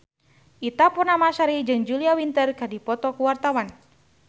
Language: Sundanese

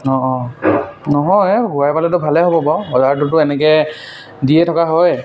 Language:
Assamese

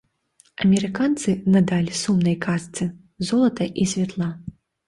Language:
Belarusian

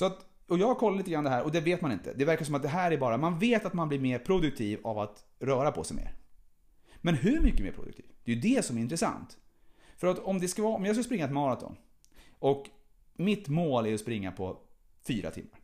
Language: Swedish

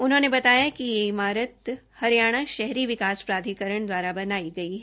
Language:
Hindi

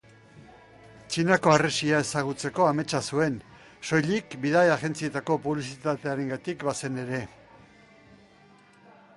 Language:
Basque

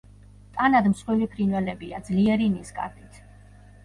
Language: Georgian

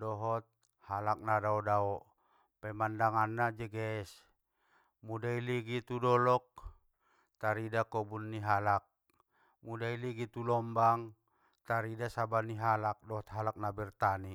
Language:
Batak Mandailing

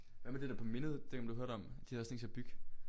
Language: Danish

